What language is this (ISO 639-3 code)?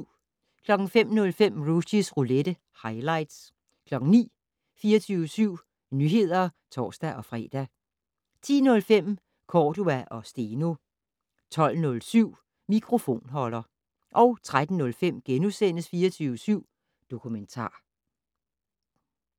dan